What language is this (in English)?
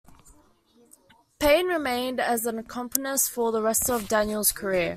English